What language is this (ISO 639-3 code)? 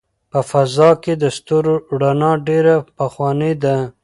pus